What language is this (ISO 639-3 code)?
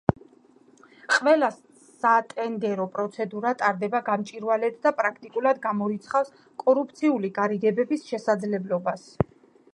kat